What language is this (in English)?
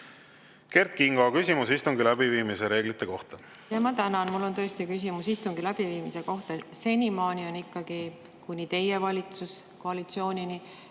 Estonian